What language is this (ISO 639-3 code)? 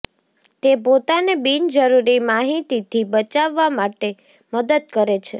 guj